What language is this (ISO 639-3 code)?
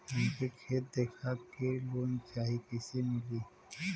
bho